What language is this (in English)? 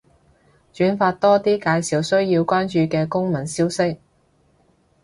Cantonese